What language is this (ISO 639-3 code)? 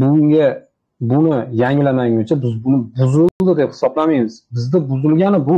tur